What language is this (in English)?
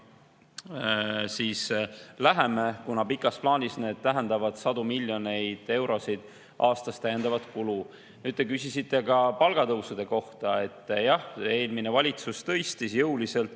Estonian